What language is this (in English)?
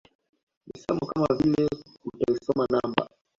Swahili